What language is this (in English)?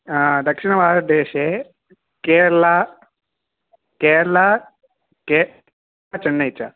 Sanskrit